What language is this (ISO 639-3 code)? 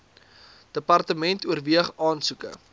afr